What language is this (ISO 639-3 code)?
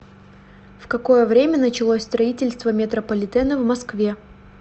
rus